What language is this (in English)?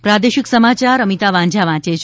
Gujarati